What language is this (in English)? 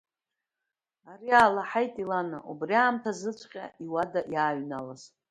Abkhazian